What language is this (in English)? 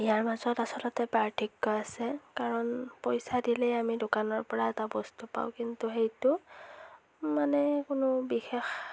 Assamese